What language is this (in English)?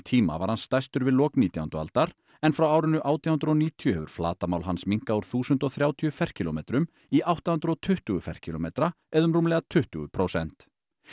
Icelandic